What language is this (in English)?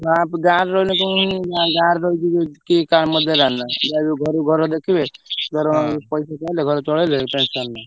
Odia